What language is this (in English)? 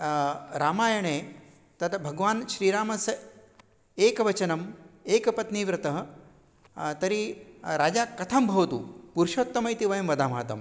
Sanskrit